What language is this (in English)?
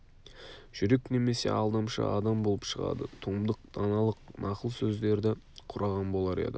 Kazakh